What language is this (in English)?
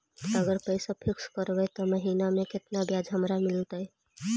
Magahi